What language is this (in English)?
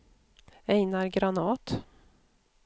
Swedish